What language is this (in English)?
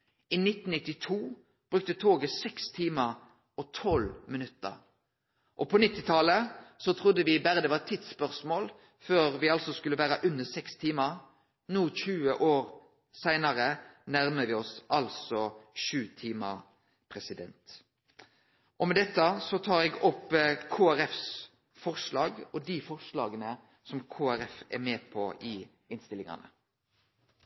Norwegian Nynorsk